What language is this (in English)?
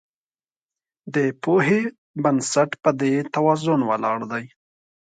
Pashto